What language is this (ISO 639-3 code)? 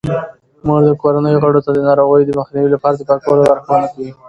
pus